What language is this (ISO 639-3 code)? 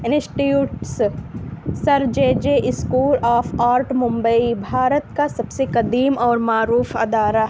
urd